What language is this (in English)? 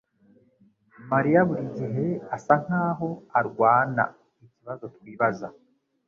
Kinyarwanda